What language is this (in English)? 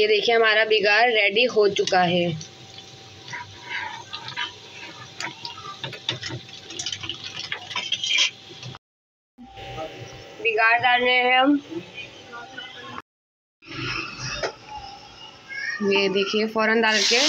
Hindi